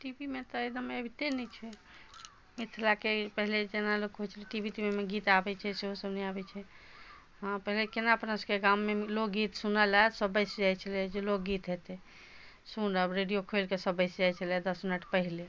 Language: Maithili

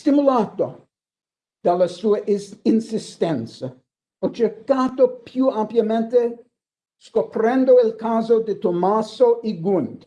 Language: Italian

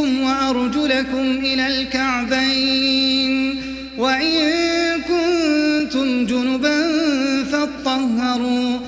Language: Arabic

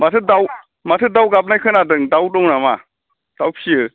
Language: Bodo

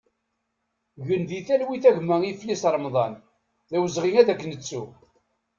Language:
Kabyle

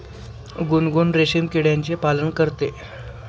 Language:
Marathi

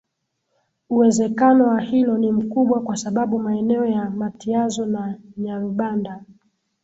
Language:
Swahili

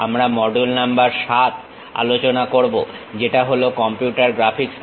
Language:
Bangla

